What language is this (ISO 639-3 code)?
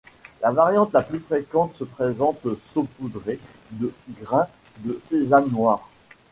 fra